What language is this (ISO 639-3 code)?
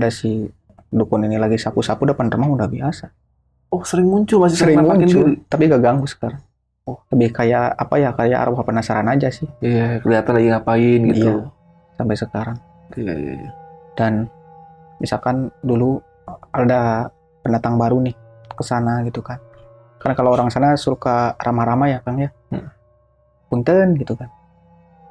ind